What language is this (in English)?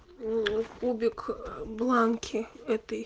Russian